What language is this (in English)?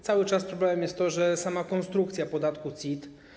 Polish